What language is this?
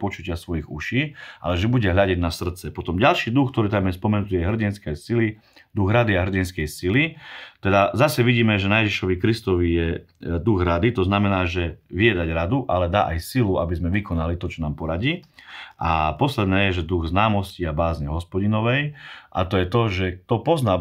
Slovak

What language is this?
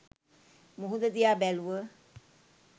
Sinhala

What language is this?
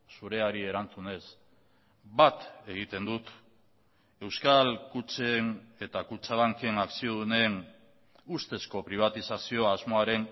Basque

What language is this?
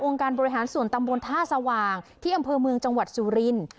Thai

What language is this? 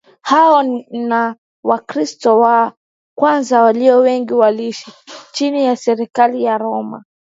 Swahili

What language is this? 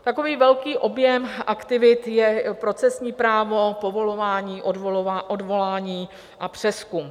Czech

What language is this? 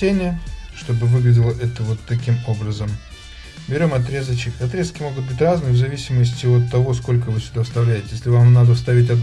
Russian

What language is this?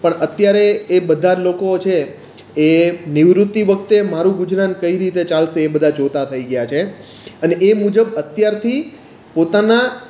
Gujarati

